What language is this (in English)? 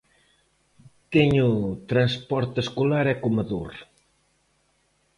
Galician